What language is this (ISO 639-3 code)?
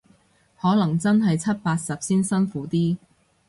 yue